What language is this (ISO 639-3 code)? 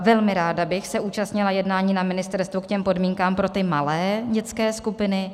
ces